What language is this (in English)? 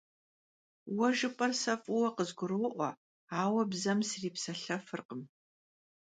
Kabardian